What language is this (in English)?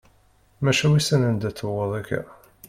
Kabyle